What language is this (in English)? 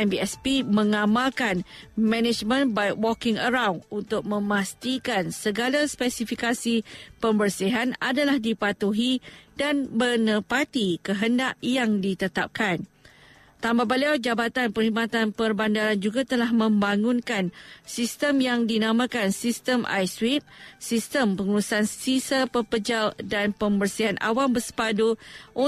Malay